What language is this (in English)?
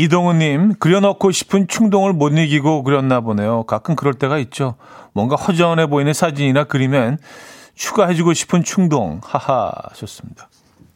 Korean